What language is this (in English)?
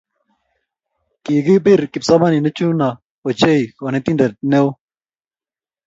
Kalenjin